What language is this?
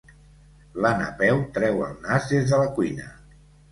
Catalan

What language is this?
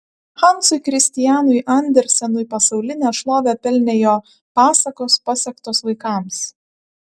Lithuanian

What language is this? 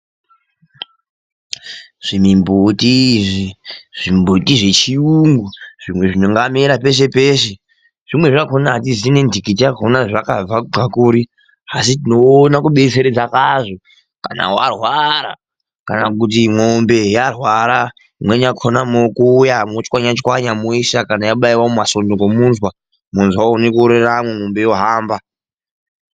Ndau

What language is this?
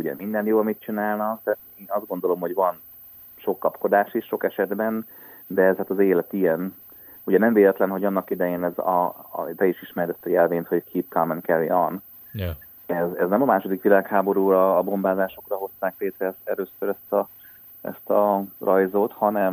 Hungarian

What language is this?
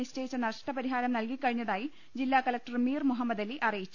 Malayalam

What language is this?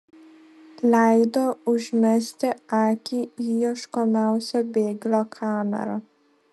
Lithuanian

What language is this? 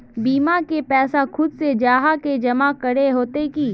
Magahi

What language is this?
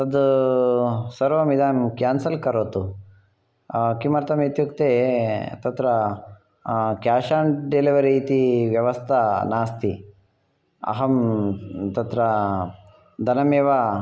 Sanskrit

